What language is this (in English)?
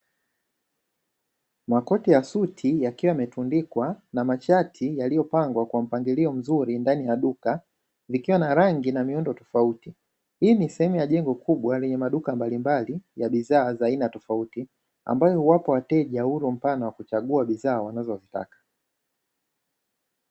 Swahili